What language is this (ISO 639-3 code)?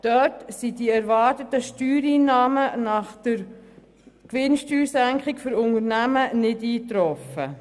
gsw